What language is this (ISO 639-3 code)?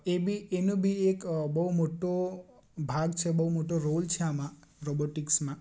guj